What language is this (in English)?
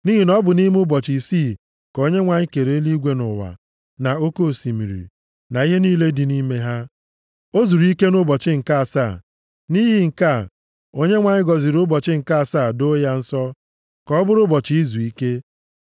Igbo